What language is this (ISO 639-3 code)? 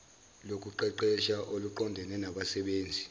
zul